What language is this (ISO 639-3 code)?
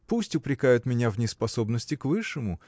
rus